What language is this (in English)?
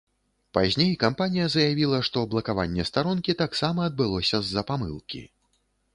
Belarusian